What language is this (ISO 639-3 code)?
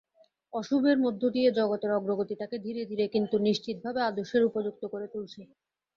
ben